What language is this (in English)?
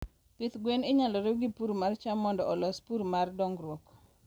Luo (Kenya and Tanzania)